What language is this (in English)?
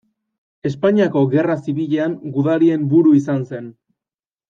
Basque